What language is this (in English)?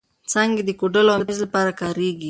Pashto